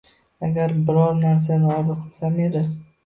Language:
Uzbek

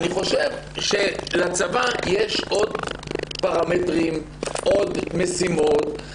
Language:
Hebrew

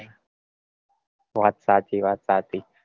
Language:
Gujarati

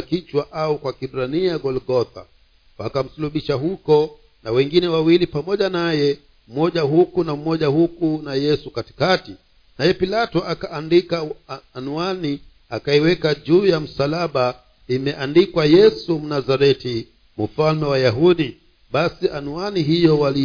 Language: Swahili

